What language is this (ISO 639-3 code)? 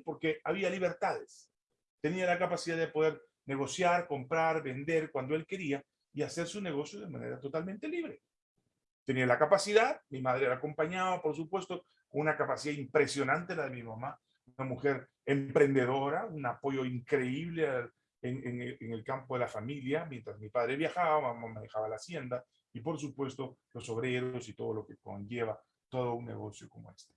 spa